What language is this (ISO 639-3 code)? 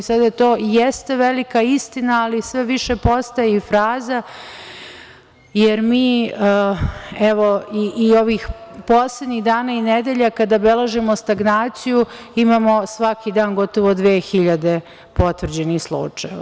srp